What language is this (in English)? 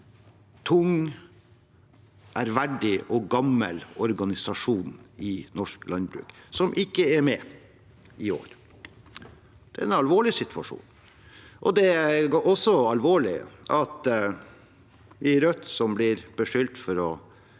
Norwegian